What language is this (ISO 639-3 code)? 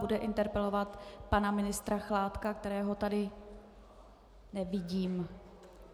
ces